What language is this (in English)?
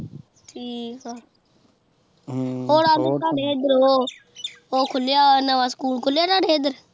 Punjabi